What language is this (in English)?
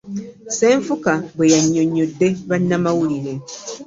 Ganda